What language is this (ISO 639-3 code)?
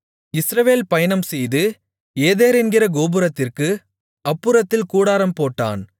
tam